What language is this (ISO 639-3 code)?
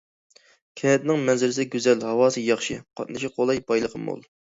uig